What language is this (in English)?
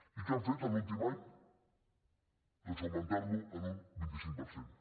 Catalan